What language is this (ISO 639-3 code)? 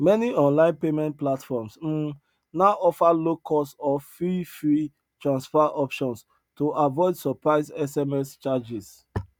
pcm